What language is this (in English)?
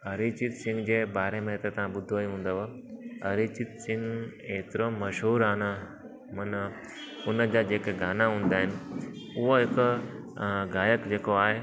Sindhi